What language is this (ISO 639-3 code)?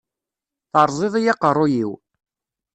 kab